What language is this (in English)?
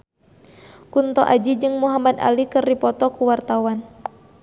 Sundanese